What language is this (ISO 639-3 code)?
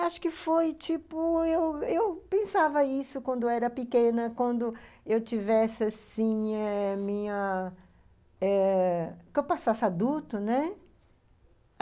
por